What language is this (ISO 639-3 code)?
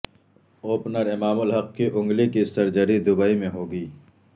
urd